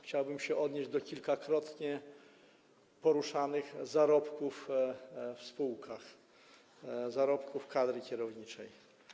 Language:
Polish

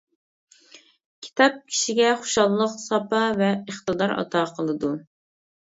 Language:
Uyghur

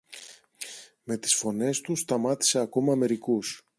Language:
Greek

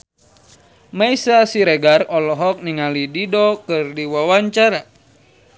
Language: Sundanese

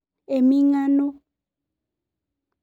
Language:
Masai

